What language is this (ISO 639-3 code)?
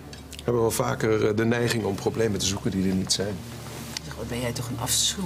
nld